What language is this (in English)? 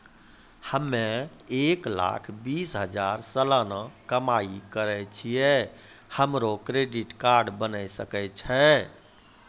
Maithili